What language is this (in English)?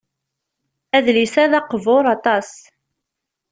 Kabyle